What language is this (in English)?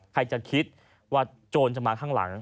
Thai